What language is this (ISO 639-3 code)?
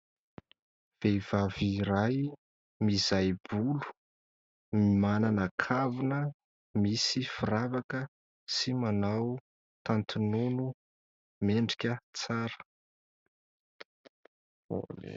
mlg